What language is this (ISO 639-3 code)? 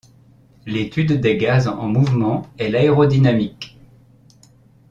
fra